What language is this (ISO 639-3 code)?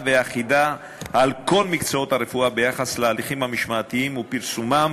heb